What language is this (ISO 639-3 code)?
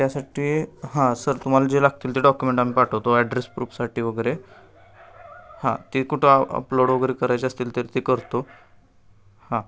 mar